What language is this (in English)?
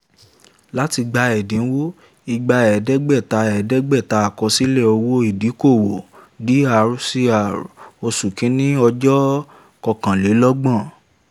Yoruba